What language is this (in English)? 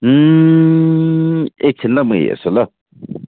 Nepali